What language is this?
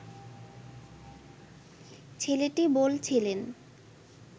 Bangla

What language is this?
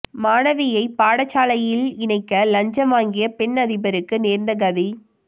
Tamil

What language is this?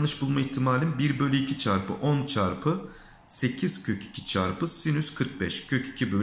Turkish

